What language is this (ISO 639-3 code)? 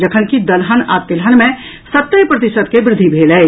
mai